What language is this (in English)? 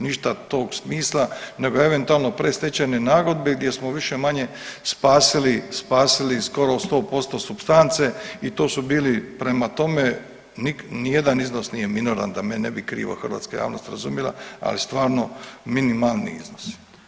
Croatian